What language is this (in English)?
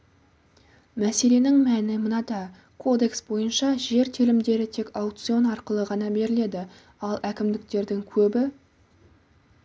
Kazakh